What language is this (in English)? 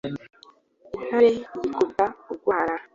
Kinyarwanda